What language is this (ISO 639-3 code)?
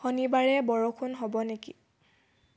asm